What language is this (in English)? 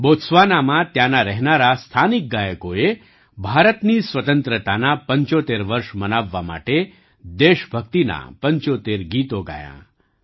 Gujarati